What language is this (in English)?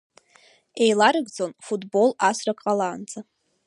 Abkhazian